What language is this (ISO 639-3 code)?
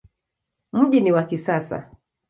swa